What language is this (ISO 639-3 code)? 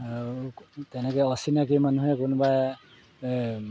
asm